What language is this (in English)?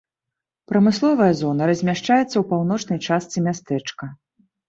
Belarusian